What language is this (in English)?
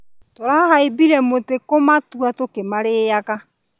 Kikuyu